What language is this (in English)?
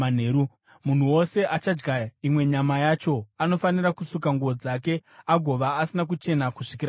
Shona